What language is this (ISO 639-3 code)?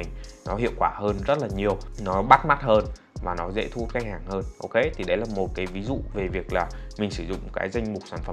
vie